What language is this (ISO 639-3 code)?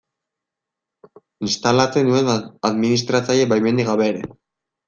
eus